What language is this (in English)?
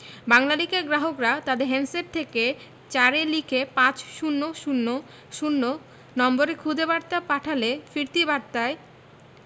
Bangla